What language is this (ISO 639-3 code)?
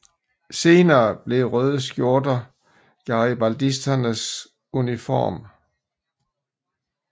dan